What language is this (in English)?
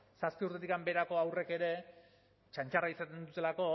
Basque